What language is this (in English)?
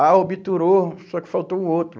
Portuguese